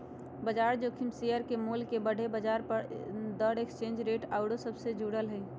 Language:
Magahi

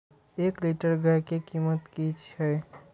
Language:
Maithili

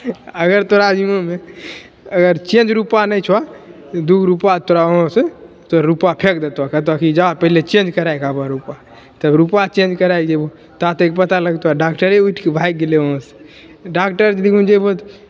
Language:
Maithili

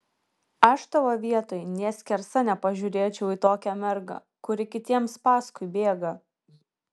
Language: Lithuanian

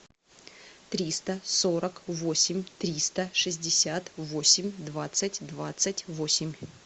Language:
Russian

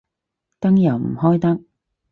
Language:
Cantonese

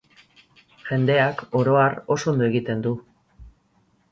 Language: Basque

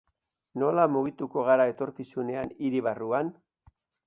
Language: Basque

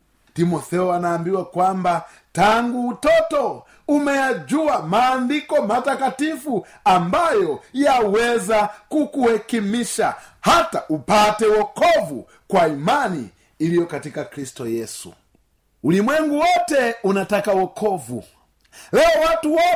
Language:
Swahili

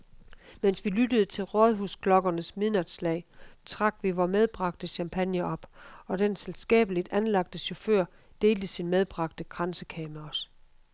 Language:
Danish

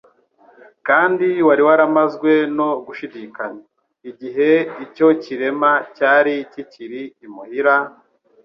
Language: Kinyarwanda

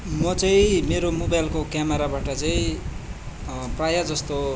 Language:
Nepali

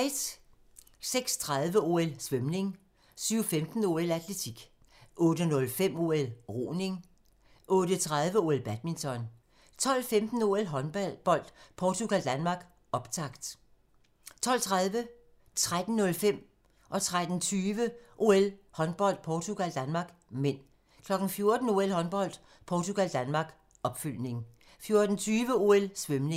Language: Danish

